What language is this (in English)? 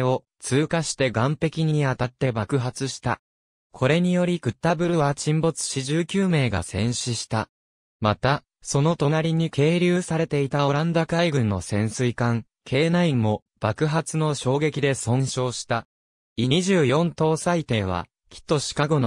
Japanese